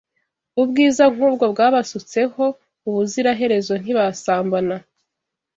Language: Kinyarwanda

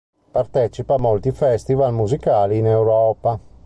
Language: Italian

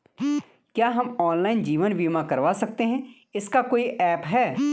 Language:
Hindi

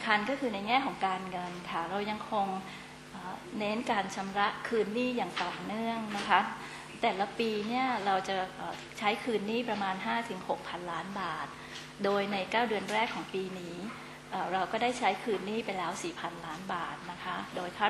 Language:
Thai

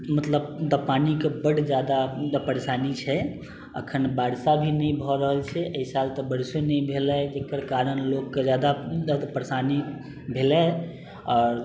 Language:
Maithili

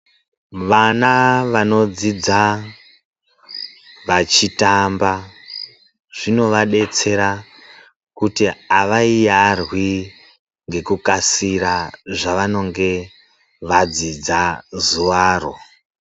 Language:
Ndau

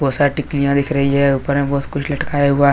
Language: Hindi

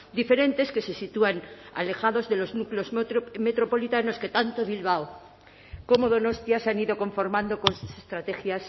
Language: Spanish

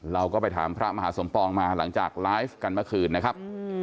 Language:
Thai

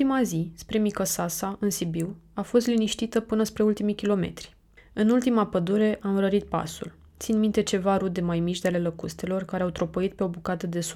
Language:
Romanian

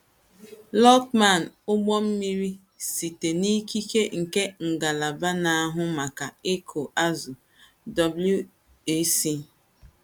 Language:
Igbo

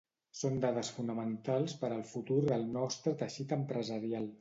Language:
Catalan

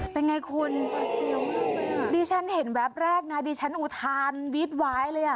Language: Thai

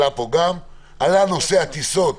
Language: Hebrew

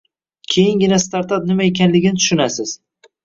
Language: Uzbek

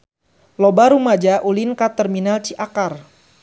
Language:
Sundanese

